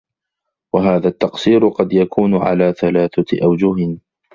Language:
Arabic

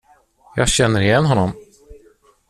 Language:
Swedish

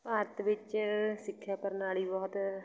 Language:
Punjabi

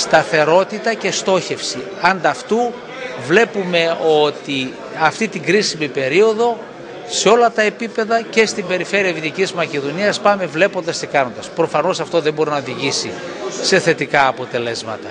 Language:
Greek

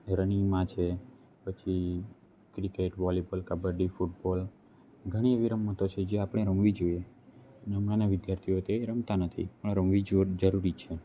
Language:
Gujarati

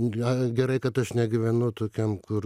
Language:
Lithuanian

